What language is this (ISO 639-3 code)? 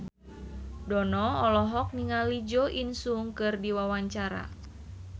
sun